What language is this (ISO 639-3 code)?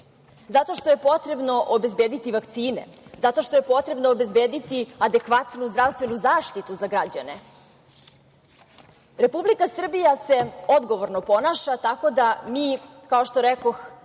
srp